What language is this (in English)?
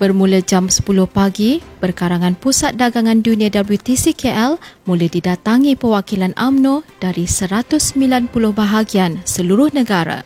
Malay